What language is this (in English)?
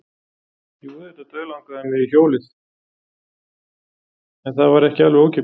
Icelandic